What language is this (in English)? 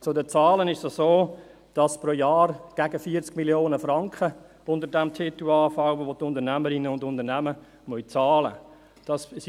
Swiss German